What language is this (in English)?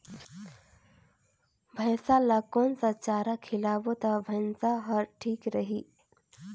Chhattisgarhi